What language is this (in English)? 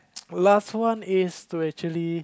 English